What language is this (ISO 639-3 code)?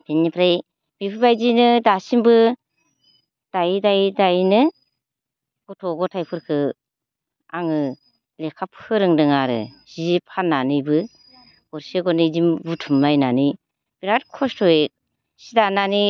brx